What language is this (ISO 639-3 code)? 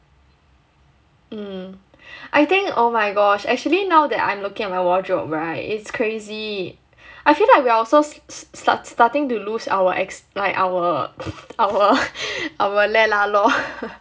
eng